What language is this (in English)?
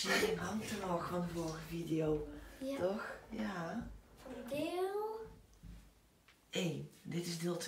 Dutch